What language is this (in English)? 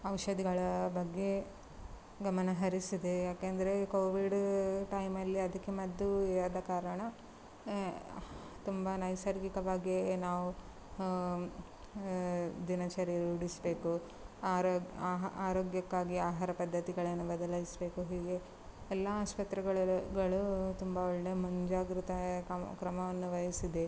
Kannada